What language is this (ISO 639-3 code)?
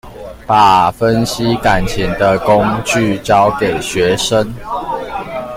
zho